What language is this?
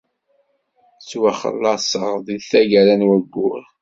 Kabyle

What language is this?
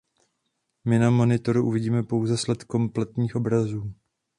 Czech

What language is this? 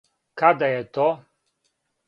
Serbian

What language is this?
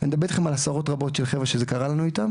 Hebrew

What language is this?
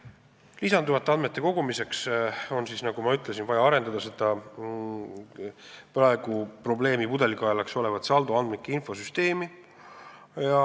Estonian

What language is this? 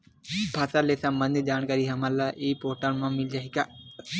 Chhattisgarhi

